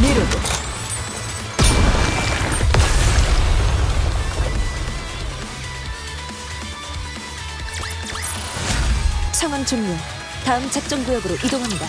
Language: Korean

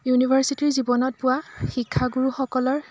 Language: Assamese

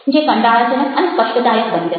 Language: Gujarati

